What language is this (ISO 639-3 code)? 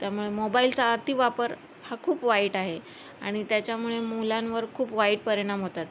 mar